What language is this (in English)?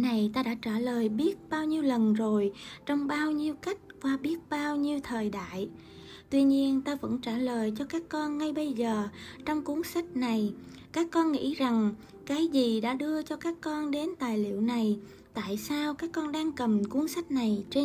Vietnamese